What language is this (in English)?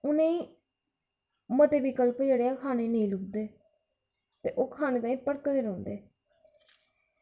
Dogri